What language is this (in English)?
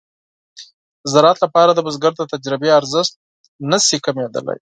Pashto